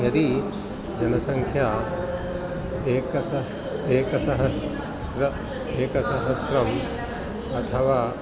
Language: Sanskrit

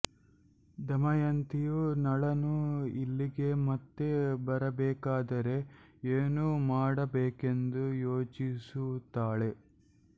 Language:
Kannada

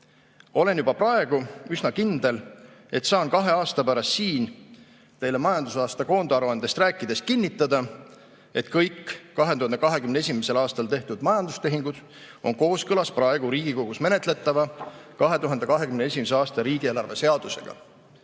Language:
Estonian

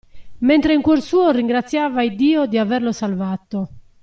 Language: Italian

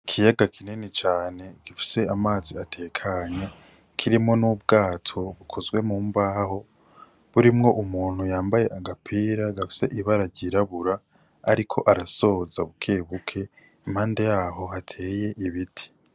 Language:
Rundi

